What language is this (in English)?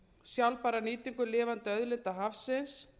Icelandic